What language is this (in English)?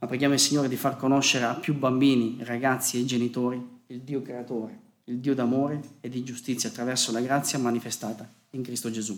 Italian